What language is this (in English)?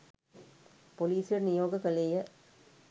Sinhala